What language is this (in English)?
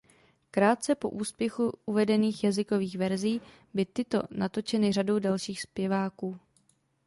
Czech